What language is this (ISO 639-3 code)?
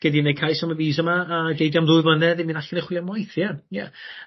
cym